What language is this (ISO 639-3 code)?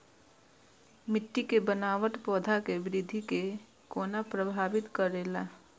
mai